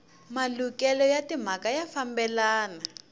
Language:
Tsonga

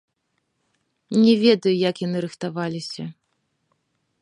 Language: Belarusian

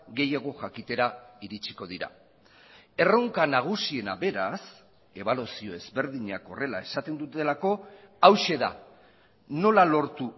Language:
Basque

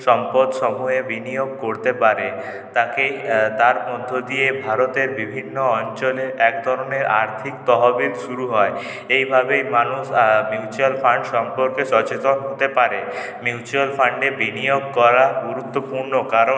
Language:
Bangla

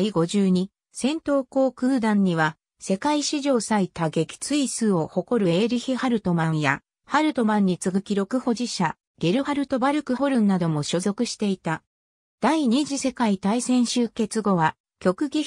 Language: Japanese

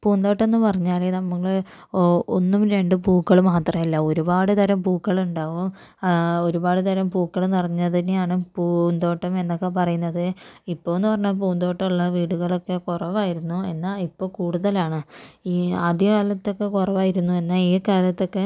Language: Malayalam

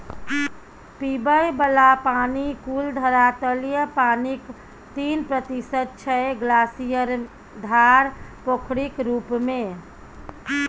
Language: Maithili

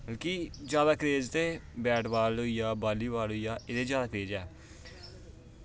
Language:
Dogri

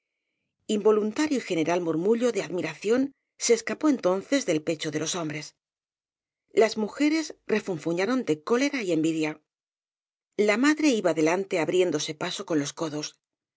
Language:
Spanish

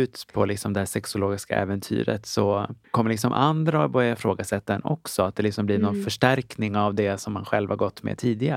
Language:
Swedish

